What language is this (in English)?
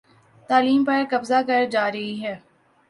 Urdu